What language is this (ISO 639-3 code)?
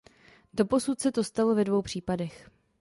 ces